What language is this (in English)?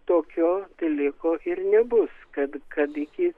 Lithuanian